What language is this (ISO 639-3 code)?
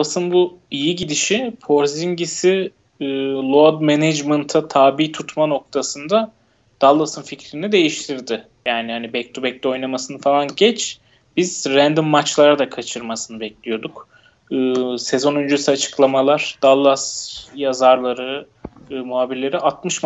tur